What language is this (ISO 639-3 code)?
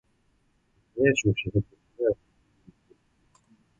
heb